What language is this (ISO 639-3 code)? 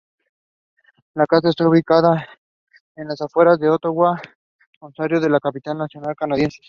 spa